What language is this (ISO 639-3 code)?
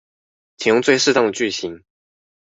zho